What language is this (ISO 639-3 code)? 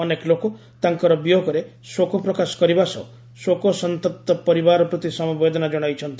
ori